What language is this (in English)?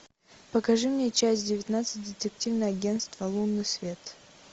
Russian